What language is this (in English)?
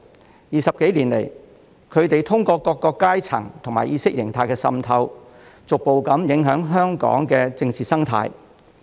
Cantonese